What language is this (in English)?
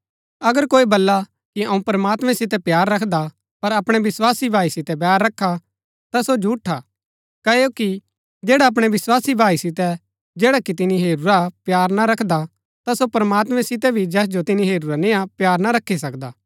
Gaddi